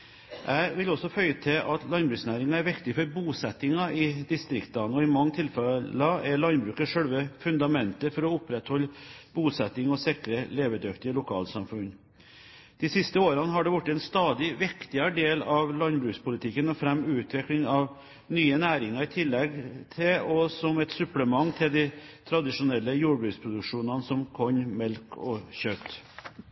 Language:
Norwegian Bokmål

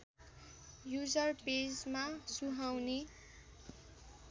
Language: Nepali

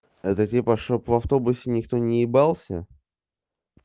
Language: Russian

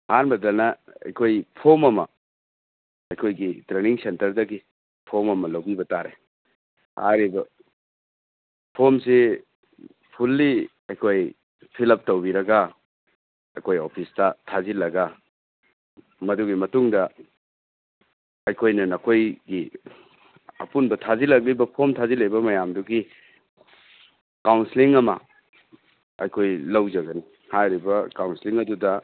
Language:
Manipuri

